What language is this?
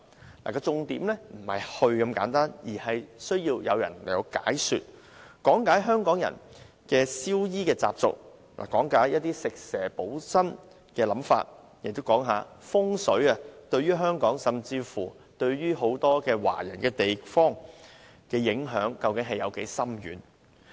Cantonese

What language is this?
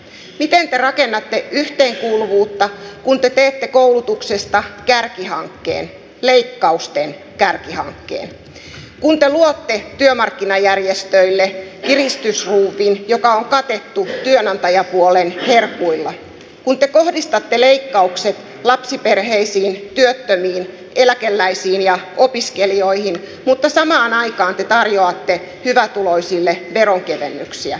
Finnish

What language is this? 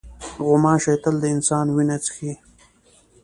Pashto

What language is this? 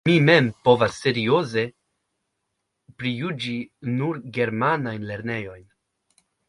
Esperanto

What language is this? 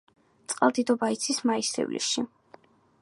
Georgian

